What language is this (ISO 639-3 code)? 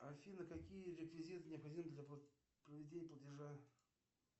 rus